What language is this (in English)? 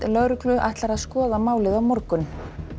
Icelandic